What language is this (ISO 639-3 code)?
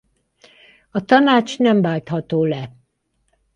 hun